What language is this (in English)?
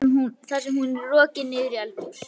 Icelandic